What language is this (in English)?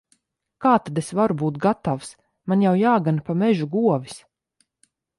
Latvian